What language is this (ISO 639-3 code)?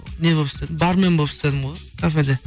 kaz